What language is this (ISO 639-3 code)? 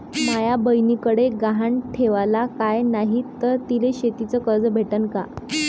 mar